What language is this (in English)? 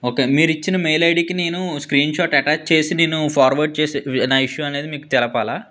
Telugu